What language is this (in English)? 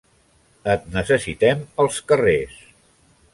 Catalan